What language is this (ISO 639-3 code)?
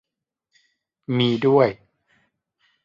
tha